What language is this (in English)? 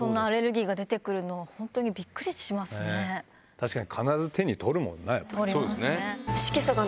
Japanese